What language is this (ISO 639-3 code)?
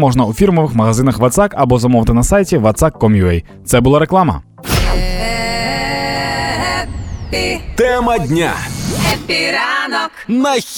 ukr